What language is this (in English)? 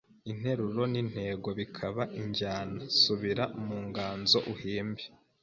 Kinyarwanda